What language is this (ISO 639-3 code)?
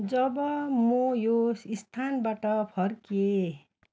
nep